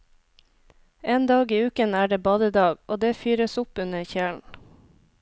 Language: Norwegian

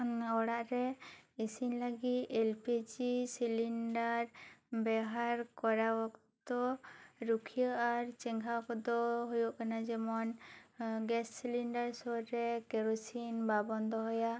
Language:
Santali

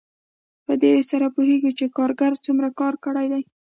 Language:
Pashto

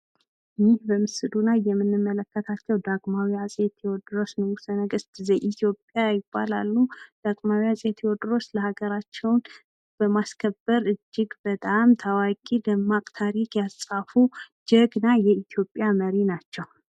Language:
Amharic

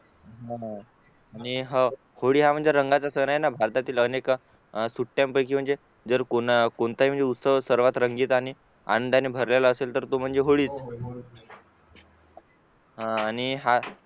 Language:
Marathi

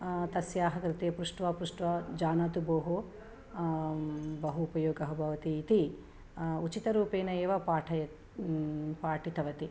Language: Sanskrit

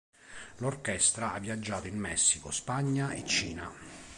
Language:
Italian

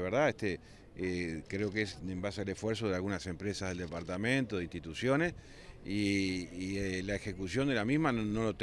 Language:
Spanish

